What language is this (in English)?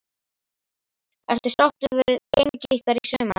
Icelandic